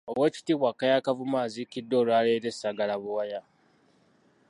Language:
Ganda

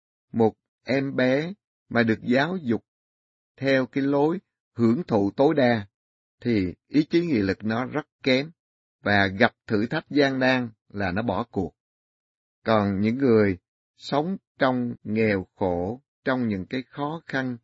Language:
Vietnamese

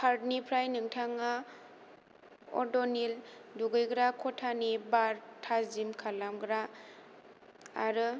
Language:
Bodo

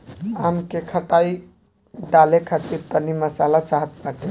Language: Bhojpuri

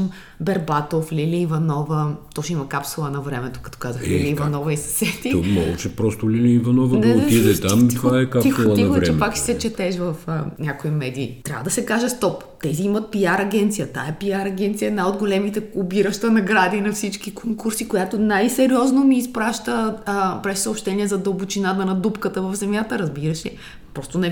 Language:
Bulgarian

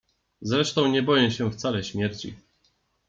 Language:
Polish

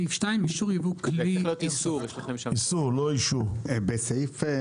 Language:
Hebrew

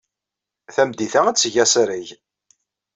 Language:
Kabyle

